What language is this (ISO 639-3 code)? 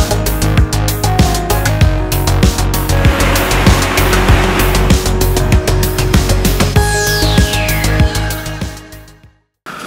rus